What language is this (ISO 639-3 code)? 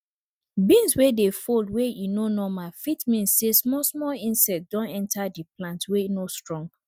pcm